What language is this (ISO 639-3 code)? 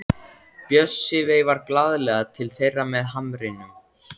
isl